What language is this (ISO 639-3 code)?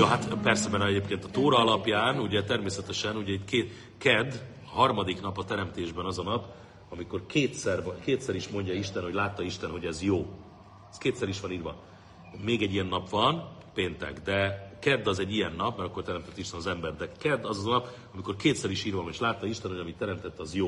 hun